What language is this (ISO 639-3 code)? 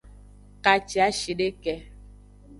ajg